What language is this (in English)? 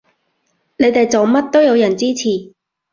Cantonese